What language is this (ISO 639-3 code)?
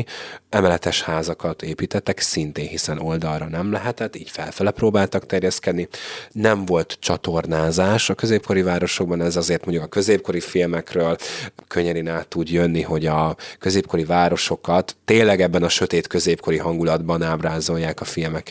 hun